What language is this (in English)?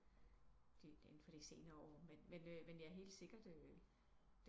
Danish